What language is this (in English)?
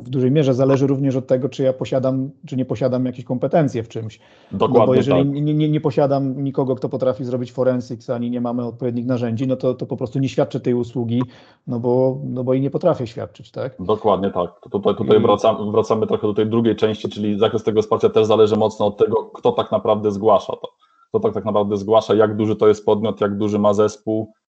Polish